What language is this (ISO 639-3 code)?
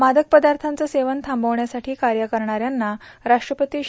mar